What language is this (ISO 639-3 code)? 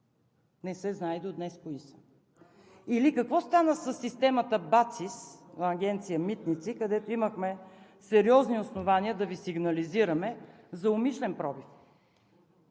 bul